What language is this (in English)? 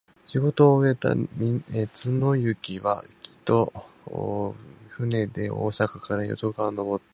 Japanese